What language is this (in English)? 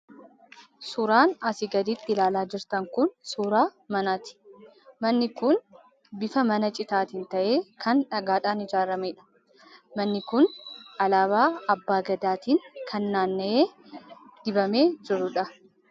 Oromo